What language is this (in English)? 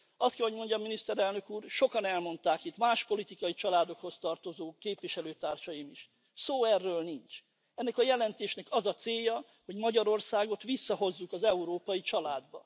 Hungarian